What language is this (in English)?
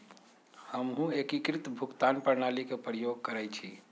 Magahi